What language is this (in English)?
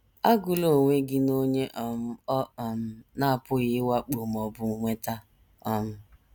Igbo